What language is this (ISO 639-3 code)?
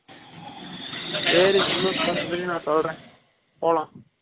tam